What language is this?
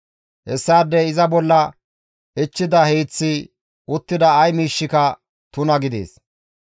Gamo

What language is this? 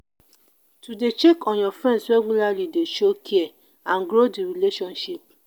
Nigerian Pidgin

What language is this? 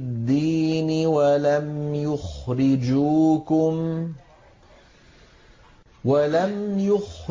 Arabic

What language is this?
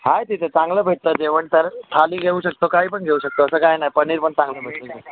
Marathi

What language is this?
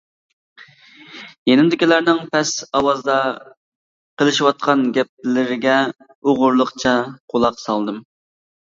Uyghur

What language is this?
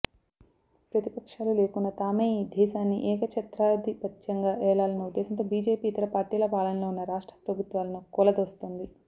Telugu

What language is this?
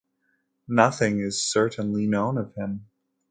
English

